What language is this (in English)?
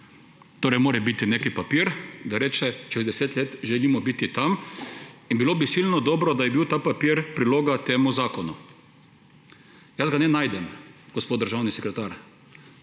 Slovenian